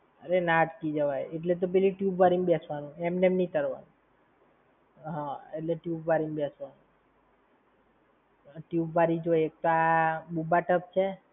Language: Gujarati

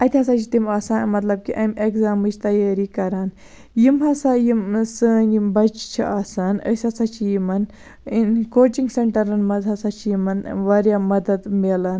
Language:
Kashmiri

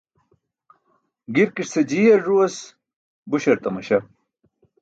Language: Burushaski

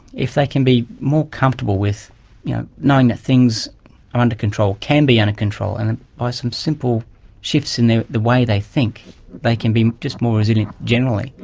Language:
English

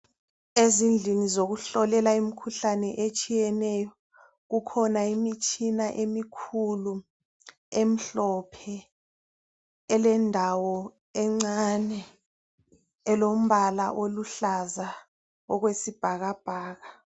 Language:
North Ndebele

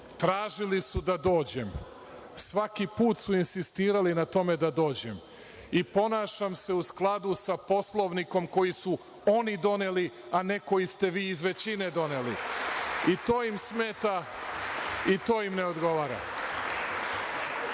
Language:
Serbian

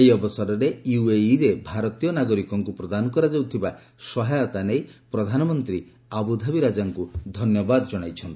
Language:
Odia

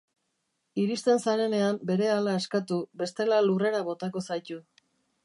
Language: Basque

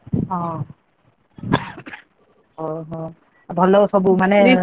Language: Odia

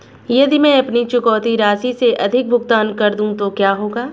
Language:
Hindi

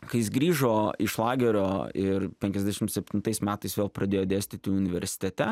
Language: Lithuanian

